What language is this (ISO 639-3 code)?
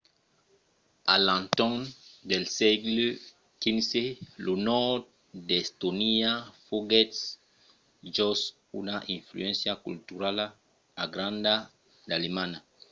oci